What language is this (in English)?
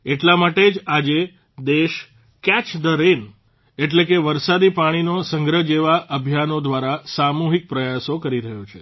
Gujarati